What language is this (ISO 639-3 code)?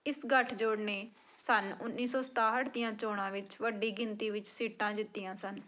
pan